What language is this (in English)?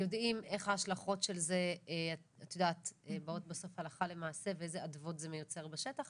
Hebrew